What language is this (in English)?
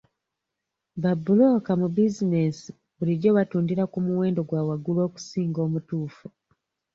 Ganda